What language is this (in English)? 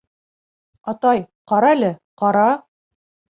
Bashkir